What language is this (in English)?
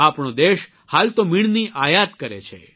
Gujarati